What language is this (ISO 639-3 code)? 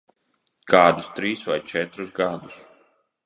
lav